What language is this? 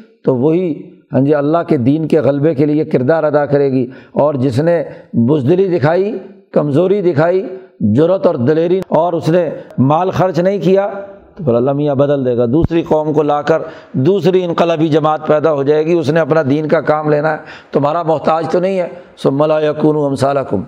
Urdu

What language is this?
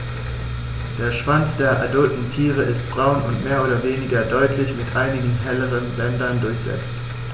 German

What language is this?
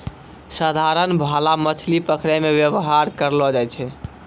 Maithili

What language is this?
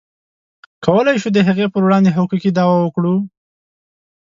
Pashto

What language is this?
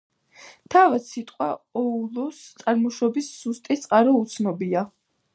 Georgian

